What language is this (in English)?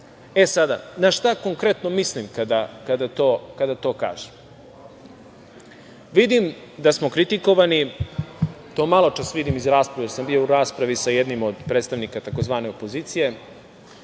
Serbian